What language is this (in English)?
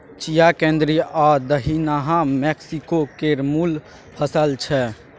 Maithili